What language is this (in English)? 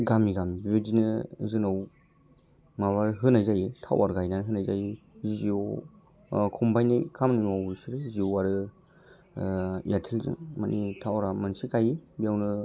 Bodo